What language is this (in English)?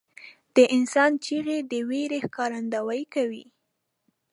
Pashto